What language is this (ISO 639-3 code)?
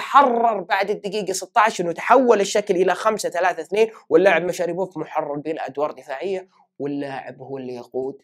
ara